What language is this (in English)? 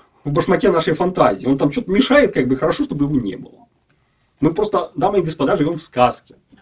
Russian